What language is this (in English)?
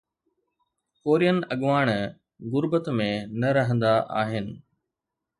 Sindhi